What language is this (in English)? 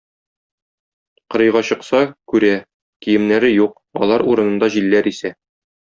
Tatar